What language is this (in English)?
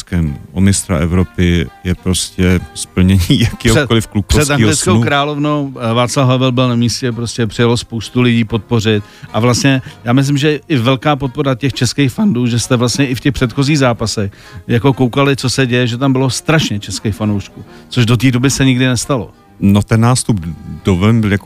Czech